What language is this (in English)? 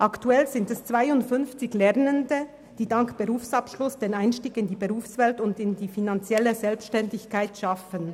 Swiss German